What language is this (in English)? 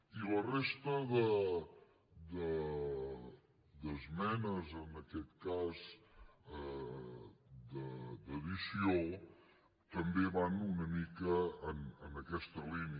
Catalan